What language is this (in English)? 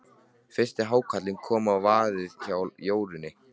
Icelandic